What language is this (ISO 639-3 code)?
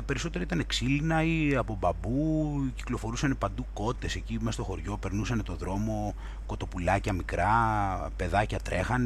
ell